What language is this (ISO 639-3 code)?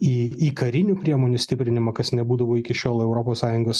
lit